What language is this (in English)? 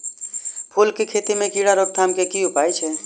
Maithili